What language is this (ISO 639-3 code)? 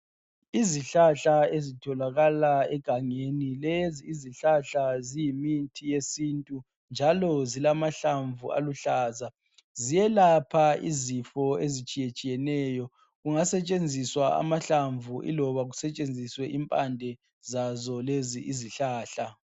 nde